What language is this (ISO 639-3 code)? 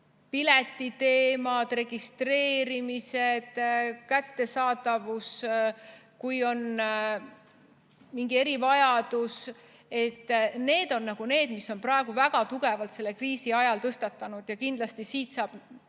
est